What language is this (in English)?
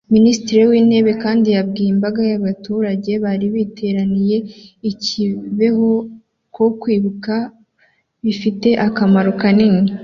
Kinyarwanda